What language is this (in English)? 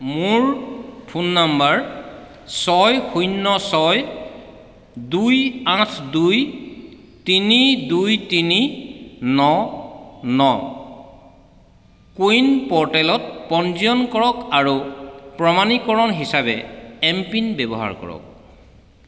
Assamese